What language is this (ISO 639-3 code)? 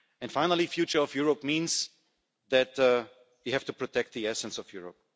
eng